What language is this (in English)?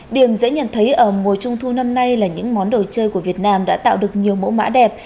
Vietnamese